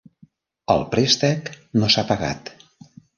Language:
Catalan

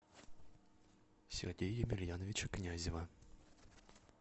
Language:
Russian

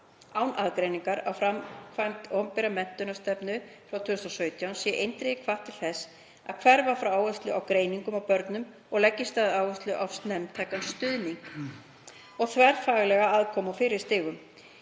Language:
Icelandic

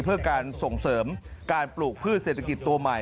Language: Thai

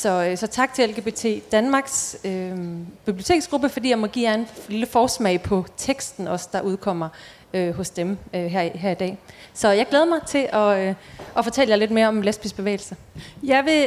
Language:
Danish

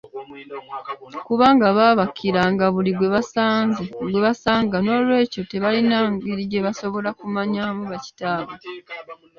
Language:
Ganda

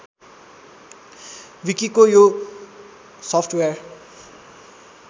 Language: Nepali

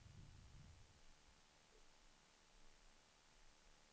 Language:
Swedish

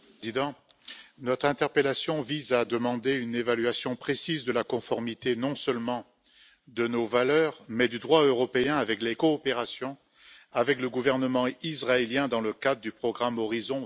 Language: French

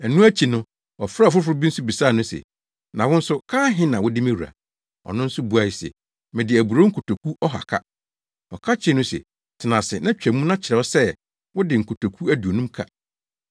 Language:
Akan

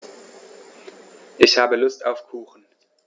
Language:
German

